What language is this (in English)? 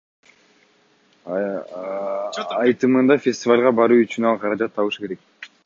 Kyrgyz